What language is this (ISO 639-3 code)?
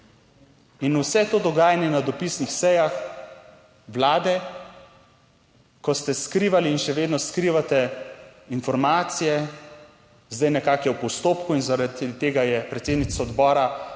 slv